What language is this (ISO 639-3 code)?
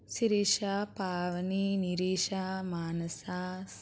tel